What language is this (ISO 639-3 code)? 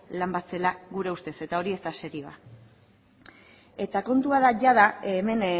eus